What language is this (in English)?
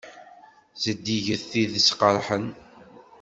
Kabyle